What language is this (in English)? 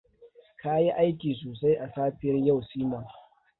Hausa